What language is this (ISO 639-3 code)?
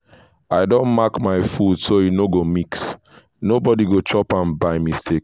pcm